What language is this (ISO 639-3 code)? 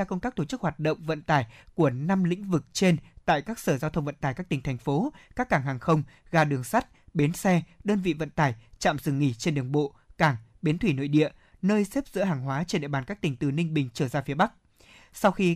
vie